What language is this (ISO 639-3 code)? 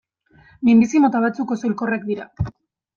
eus